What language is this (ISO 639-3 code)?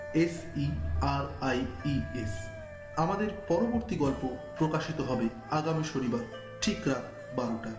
ben